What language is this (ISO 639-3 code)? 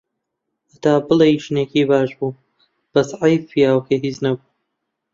ckb